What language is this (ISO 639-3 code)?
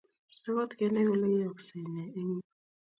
kln